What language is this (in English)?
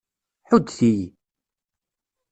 Kabyle